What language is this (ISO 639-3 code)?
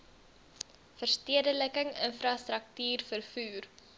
afr